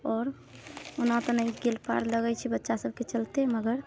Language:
Maithili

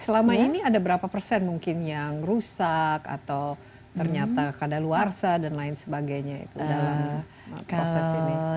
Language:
Indonesian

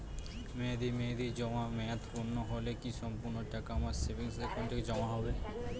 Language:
Bangla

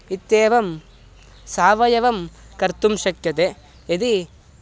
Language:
Sanskrit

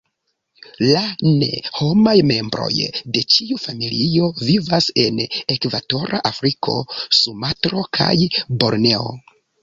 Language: Esperanto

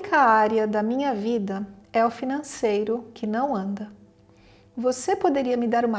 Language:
Portuguese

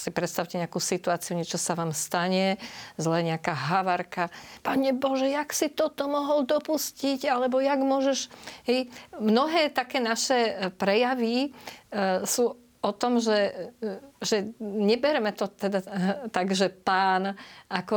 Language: Slovak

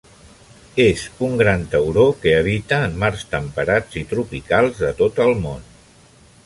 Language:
Catalan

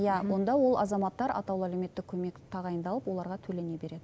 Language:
Kazakh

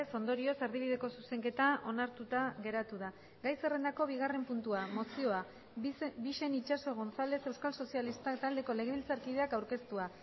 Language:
Basque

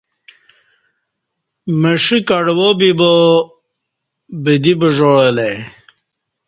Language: Kati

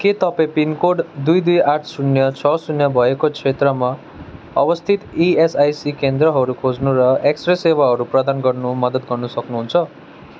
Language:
Nepali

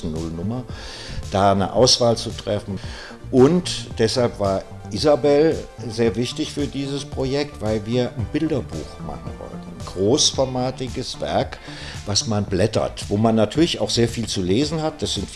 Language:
German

